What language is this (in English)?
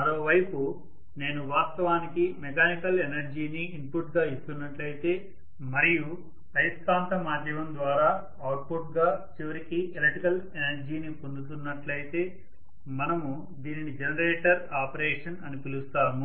Telugu